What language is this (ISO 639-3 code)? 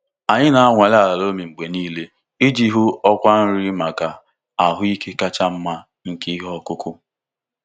ibo